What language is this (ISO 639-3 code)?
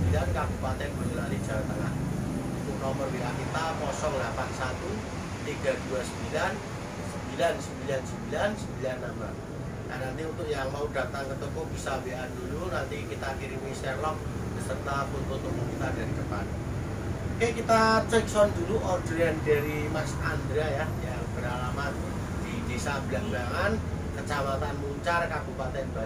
ind